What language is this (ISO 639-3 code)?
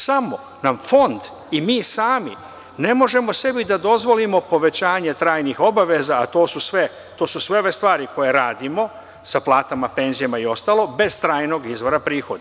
srp